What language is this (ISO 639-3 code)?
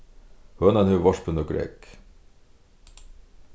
fao